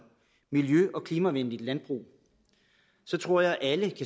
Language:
Danish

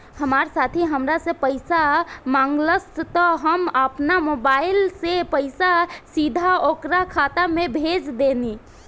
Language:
Bhojpuri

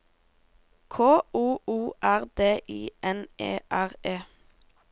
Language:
Norwegian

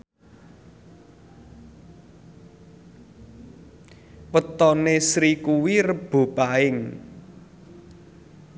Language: Javanese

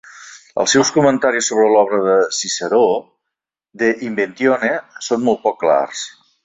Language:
Catalan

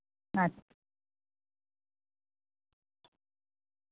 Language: Santali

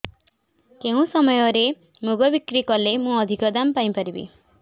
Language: Odia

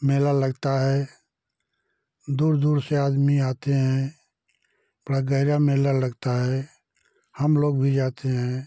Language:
Hindi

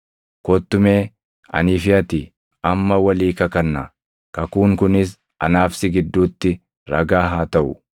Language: Oromo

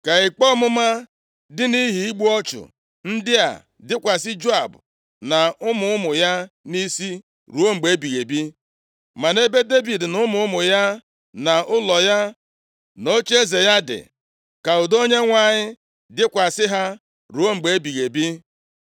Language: Igbo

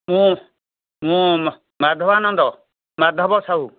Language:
Odia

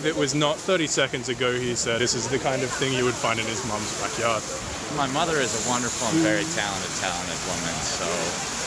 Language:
English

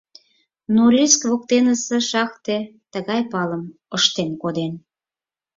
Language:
Mari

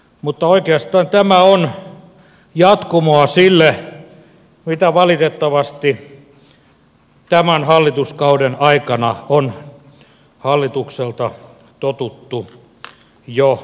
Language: Finnish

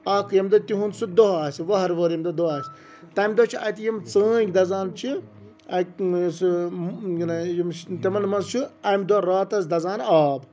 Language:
Kashmiri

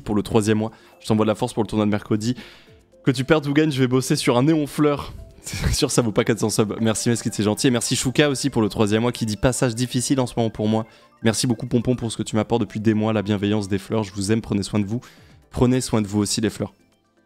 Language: French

